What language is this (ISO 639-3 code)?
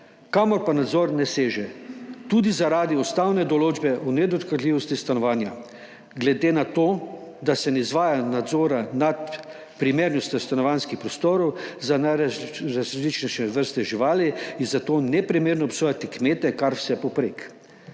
slv